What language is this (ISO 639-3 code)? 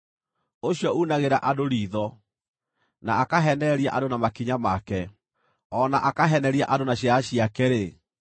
kik